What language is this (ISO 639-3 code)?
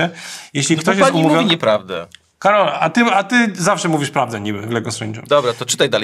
pol